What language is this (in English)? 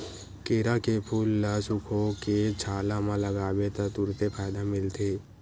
Chhattisgarhi